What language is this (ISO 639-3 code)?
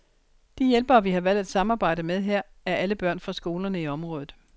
dan